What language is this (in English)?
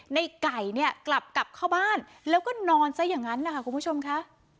Thai